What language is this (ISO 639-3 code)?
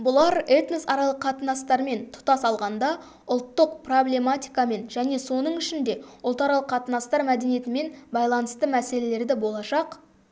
kaz